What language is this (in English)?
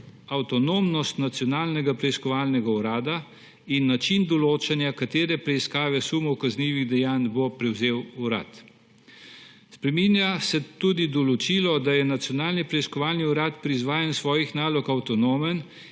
Slovenian